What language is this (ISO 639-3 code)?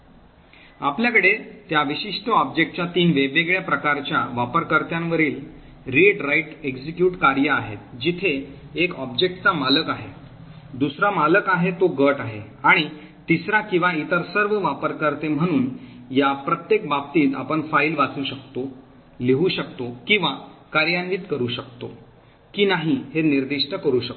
mar